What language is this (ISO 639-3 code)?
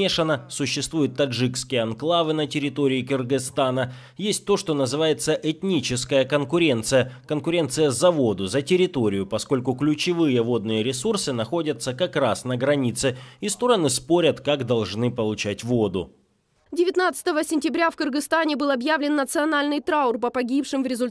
rus